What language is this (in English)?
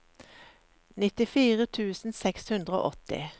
Norwegian